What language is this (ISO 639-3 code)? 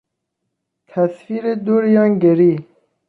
fas